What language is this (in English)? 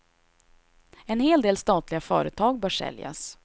Swedish